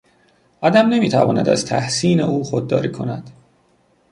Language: Persian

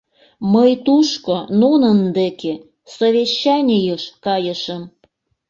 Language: Mari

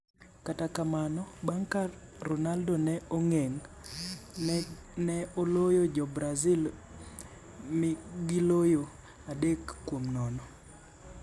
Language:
Luo (Kenya and Tanzania)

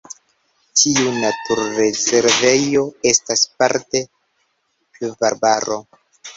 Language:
Esperanto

